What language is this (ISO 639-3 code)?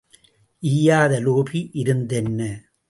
tam